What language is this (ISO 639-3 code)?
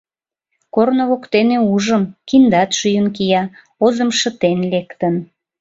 chm